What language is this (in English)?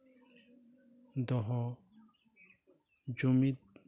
Santali